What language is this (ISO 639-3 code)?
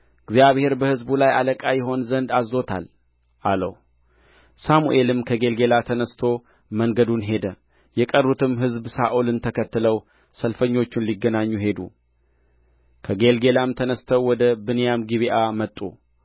amh